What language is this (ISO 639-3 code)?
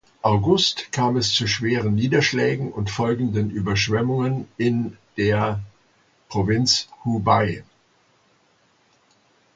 deu